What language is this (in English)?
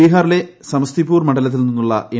Malayalam